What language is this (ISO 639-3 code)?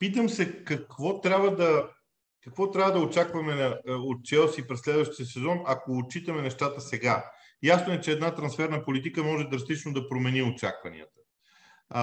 bul